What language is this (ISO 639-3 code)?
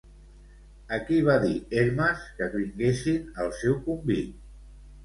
cat